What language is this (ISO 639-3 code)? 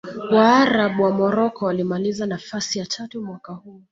swa